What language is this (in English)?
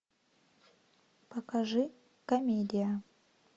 Russian